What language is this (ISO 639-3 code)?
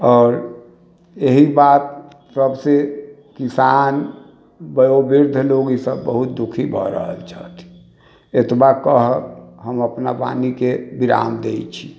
mai